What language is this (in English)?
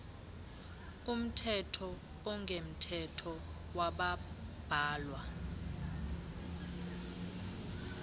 Xhosa